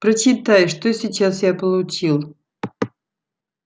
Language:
Russian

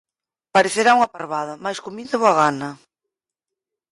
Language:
Galician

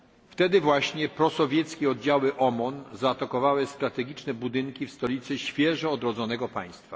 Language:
Polish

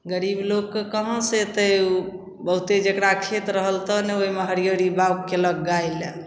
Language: Maithili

